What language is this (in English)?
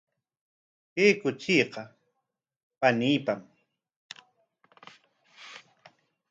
Corongo Ancash Quechua